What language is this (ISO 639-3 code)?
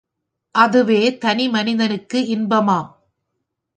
tam